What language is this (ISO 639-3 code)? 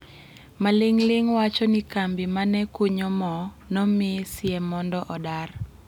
luo